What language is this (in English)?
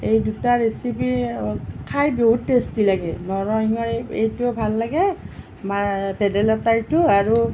Assamese